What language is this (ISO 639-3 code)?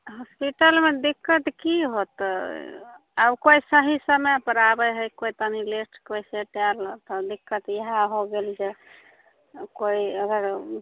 mai